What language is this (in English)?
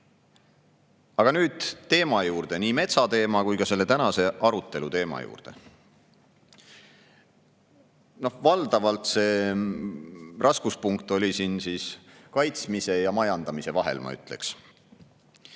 Estonian